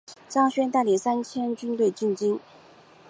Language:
Chinese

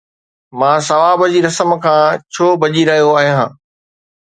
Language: Sindhi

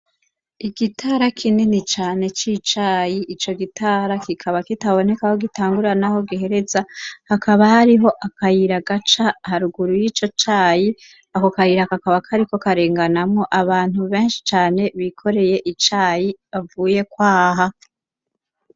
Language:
Rundi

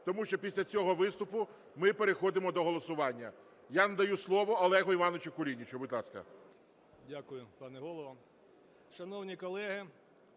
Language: Ukrainian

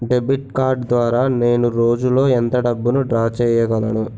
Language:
Telugu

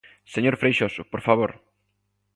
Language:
Galician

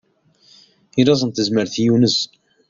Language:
Kabyle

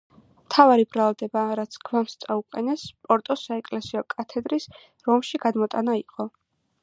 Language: Georgian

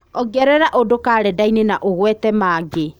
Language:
Kikuyu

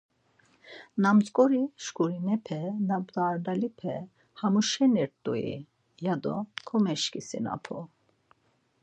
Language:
Laz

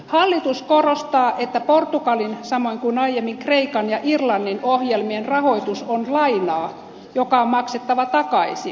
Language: Finnish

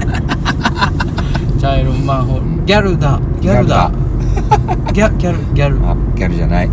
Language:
Japanese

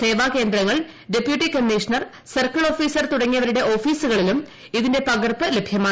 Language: Malayalam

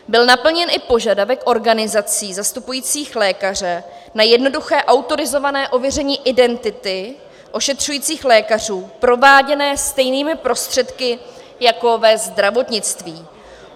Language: Czech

